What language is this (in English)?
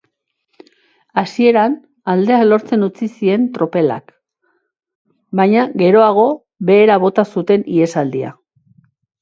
Basque